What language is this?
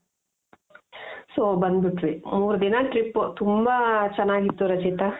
Kannada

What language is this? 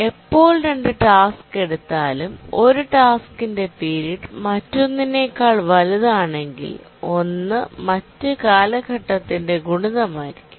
Malayalam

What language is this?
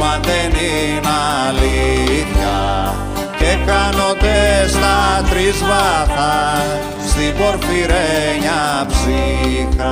Greek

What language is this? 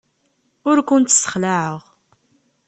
Kabyle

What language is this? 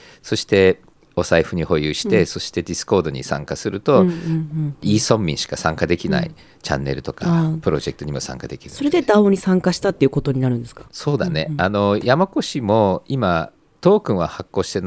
Japanese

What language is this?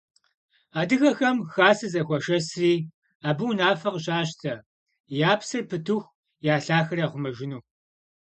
Kabardian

